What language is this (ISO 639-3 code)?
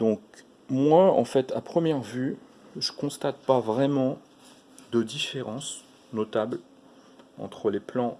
fra